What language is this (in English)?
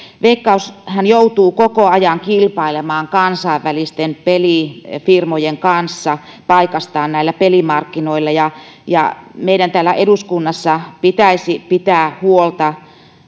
Finnish